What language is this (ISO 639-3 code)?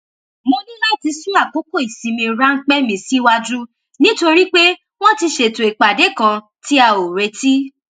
yor